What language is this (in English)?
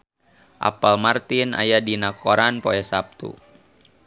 Sundanese